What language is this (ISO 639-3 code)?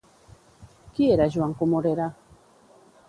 cat